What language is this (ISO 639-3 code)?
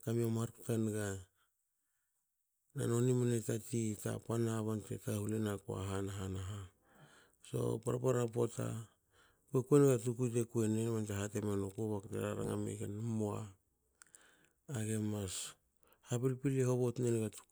hao